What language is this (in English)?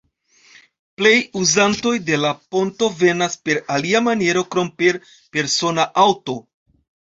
Esperanto